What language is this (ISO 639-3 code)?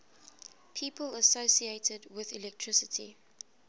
eng